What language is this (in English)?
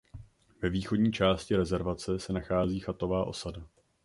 Czech